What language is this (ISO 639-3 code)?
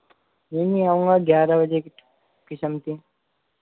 hin